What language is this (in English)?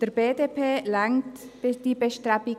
Swiss German